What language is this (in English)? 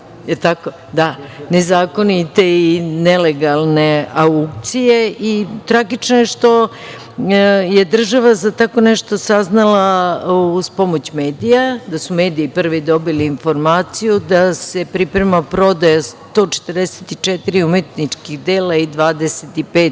Serbian